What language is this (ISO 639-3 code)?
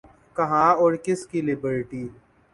urd